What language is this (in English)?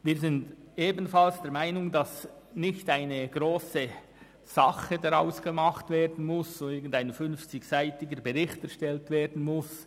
Swiss German